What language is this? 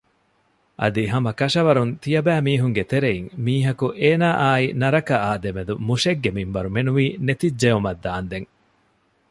Divehi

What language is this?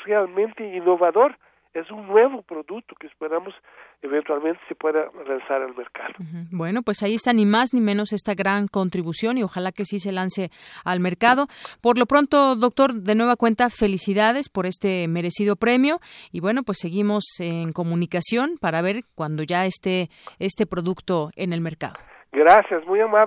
Spanish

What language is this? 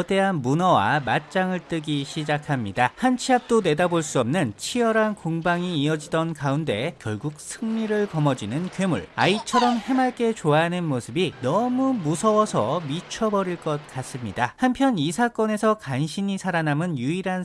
Korean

